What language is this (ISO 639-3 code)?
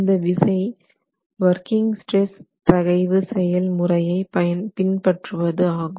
tam